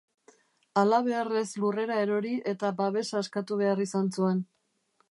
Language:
Basque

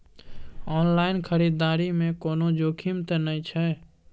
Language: Maithili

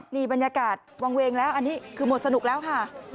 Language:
Thai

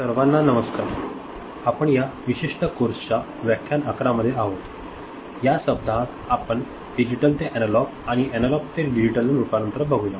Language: Marathi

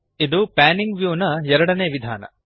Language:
Kannada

